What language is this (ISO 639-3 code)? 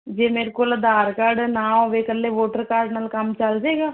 pan